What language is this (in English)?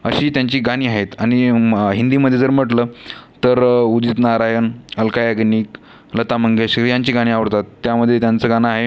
Marathi